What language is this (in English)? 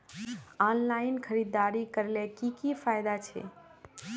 Magahi